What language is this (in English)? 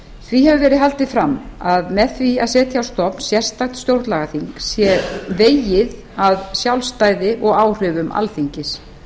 Icelandic